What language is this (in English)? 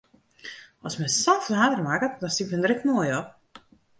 Western Frisian